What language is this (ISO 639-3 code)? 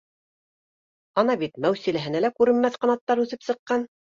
bak